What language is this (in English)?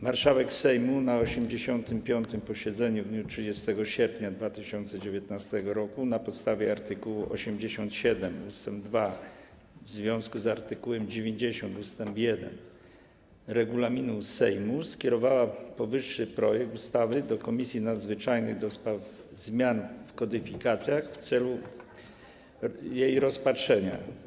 Polish